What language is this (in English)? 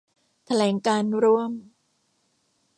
Thai